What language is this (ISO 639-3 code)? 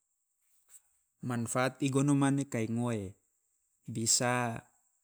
loa